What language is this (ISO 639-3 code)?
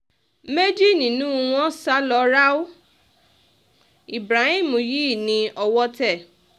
yor